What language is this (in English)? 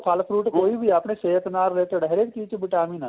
Punjabi